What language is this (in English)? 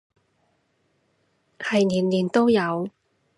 Cantonese